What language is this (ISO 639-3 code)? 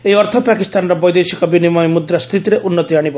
ori